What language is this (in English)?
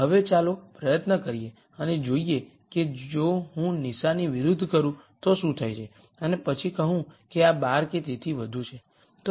Gujarati